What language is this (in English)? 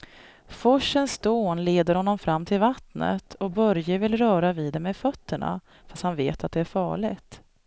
Swedish